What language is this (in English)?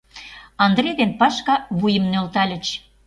Mari